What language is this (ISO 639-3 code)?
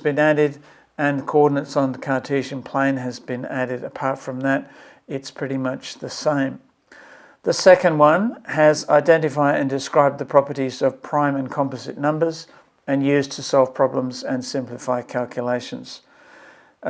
eng